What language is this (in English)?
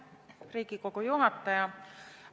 Estonian